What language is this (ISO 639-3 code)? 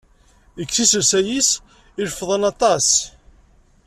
kab